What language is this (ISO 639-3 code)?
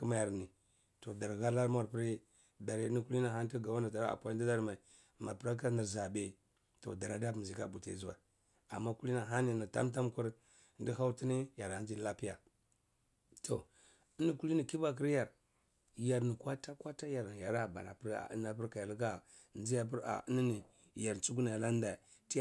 ckl